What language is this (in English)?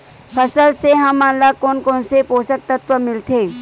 Chhattisgarhi